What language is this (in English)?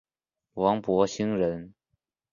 Chinese